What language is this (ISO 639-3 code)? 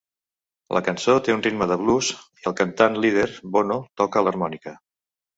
cat